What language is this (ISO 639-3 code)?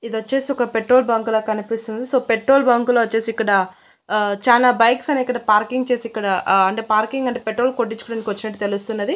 tel